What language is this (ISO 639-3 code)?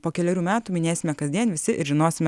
lit